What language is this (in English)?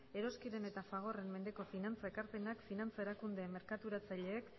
Basque